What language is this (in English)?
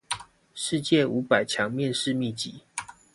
Chinese